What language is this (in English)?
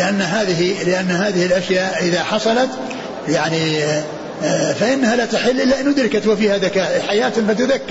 Arabic